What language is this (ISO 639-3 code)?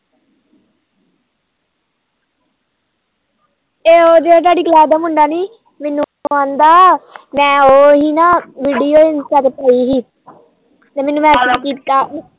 pan